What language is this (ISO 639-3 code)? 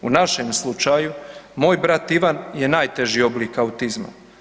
hrv